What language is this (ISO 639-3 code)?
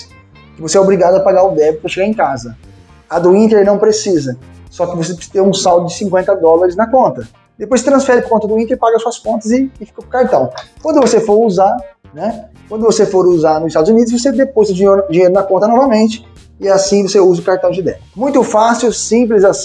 por